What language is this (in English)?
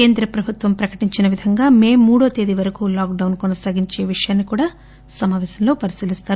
Telugu